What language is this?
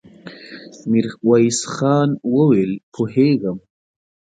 Pashto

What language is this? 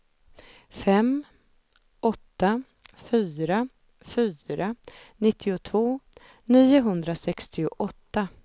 Swedish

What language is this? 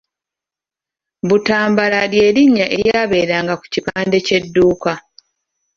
Ganda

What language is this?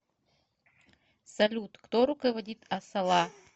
Russian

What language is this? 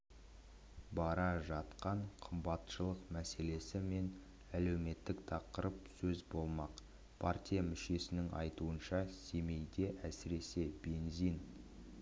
Kazakh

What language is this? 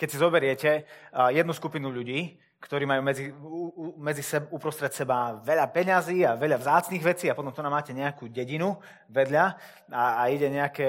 Slovak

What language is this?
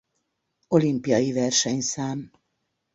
Hungarian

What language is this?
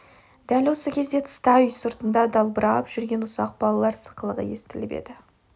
Kazakh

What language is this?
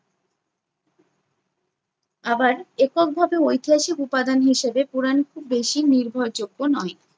Bangla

